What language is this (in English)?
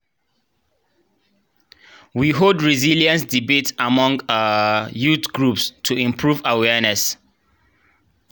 Nigerian Pidgin